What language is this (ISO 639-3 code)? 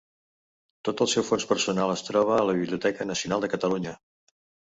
cat